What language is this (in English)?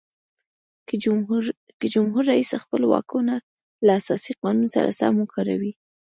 Pashto